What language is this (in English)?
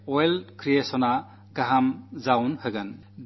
Malayalam